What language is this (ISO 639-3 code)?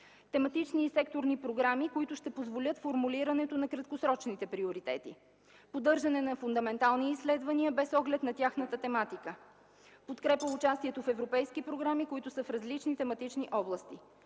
bul